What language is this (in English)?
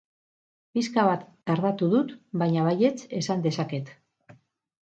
Basque